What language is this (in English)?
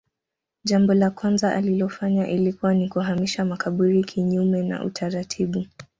Swahili